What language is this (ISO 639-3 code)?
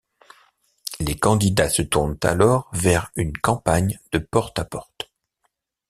fra